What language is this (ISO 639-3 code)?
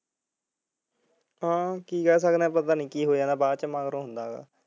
pan